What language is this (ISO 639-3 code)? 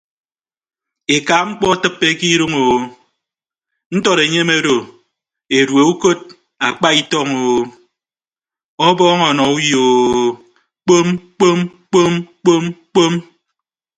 ibb